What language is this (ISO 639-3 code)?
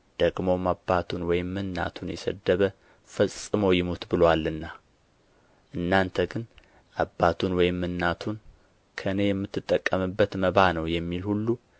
amh